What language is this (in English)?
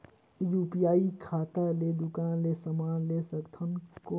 Chhattisgarhi